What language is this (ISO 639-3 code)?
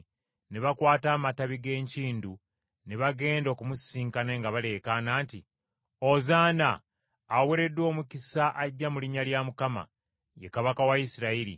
lug